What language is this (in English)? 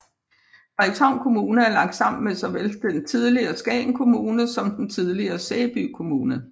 Danish